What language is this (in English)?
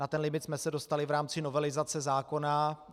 Czech